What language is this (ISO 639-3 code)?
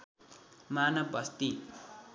nep